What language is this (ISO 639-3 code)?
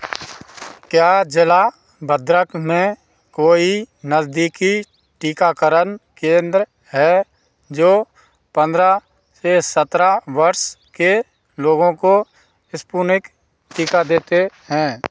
hin